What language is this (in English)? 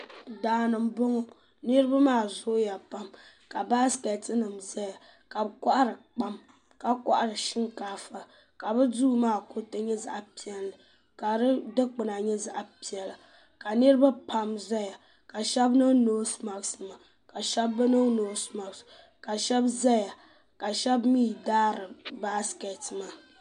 Dagbani